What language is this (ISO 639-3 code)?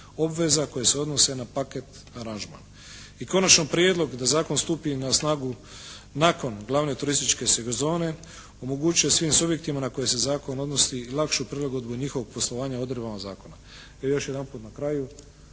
hrv